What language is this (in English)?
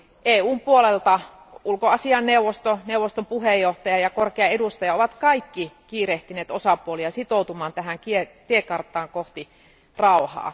Finnish